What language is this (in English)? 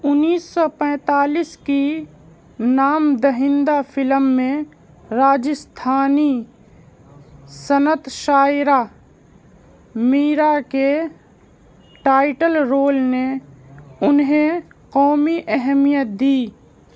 Urdu